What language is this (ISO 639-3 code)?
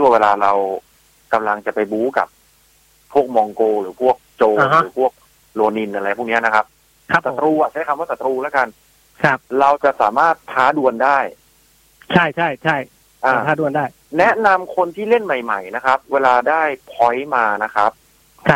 tha